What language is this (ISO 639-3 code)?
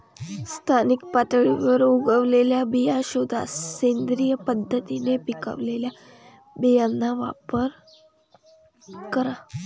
mar